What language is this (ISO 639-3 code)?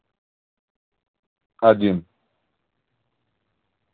rus